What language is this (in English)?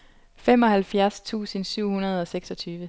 Danish